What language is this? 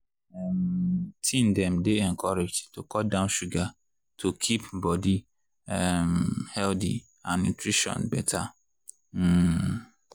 Nigerian Pidgin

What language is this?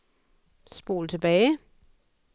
Danish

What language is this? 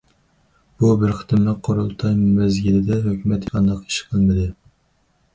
Uyghur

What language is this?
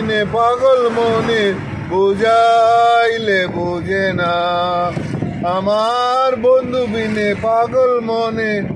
Arabic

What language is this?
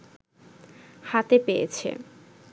Bangla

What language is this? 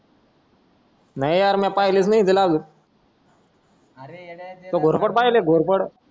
Marathi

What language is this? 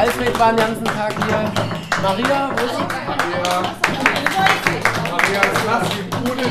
German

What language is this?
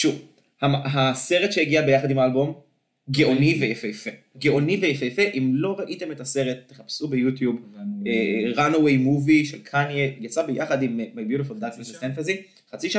Hebrew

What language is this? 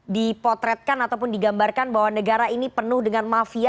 Indonesian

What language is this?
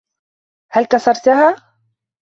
Arabic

